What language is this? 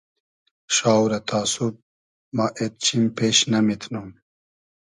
Hazaragi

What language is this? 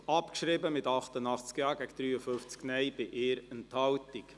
Swiss German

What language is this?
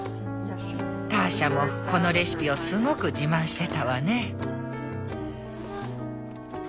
Japanese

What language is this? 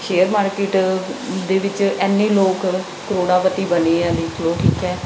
Punjabi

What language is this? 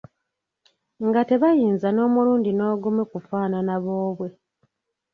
Ganda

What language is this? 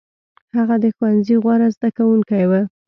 Pashto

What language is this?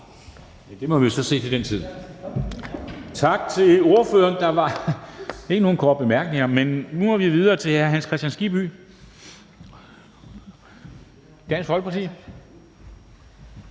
Danish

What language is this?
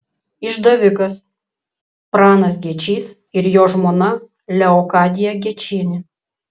Lithuanian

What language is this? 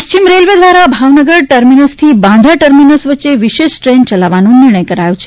Gujarati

